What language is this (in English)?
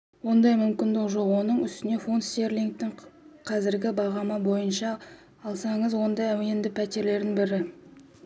Kazakh